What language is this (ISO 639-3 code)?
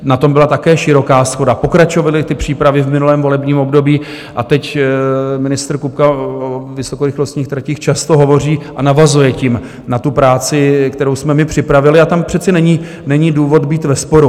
ces